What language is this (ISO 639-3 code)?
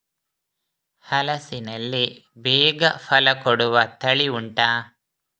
kan